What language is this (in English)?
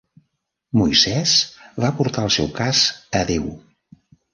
Catalan